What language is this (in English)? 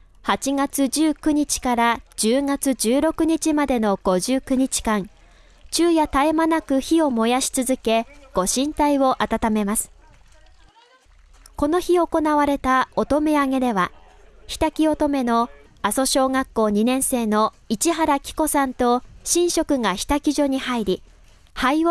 Japanese